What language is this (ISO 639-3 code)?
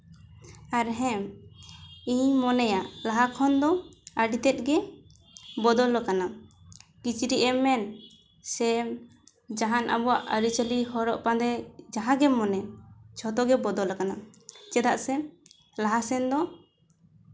sat